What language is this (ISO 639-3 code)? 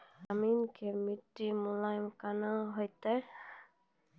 mai